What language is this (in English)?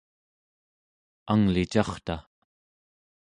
Central Yupik